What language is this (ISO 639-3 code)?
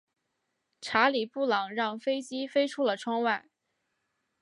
zho